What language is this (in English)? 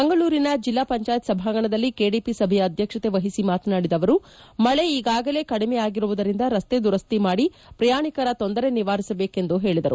Kannada